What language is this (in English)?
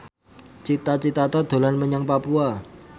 Javanese